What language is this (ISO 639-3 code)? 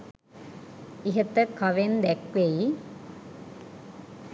sin